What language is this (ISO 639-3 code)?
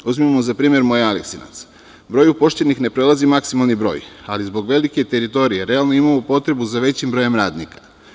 srp